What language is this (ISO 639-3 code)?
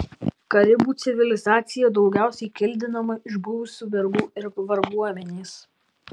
lit